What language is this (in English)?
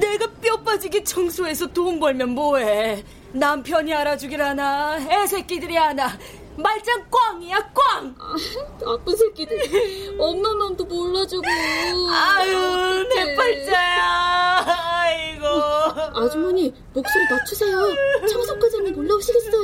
Korean